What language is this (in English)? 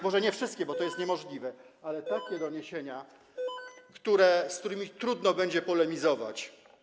Polish